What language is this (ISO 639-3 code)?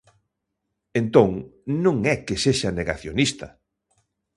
glg